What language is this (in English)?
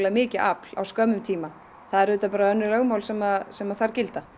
Icelandic